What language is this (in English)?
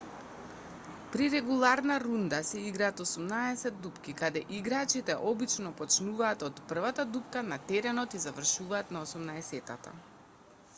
Macedonian